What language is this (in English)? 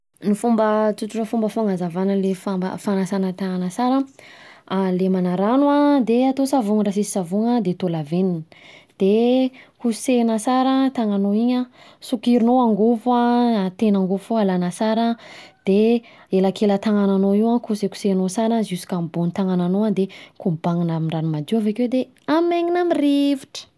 Southern Betsimisaraka Malagasy